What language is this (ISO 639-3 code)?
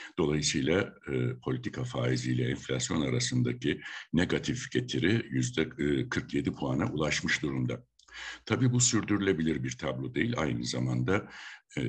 tur